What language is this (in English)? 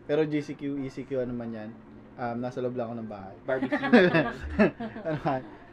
Filipino